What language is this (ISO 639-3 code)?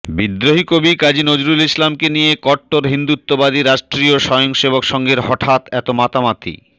ben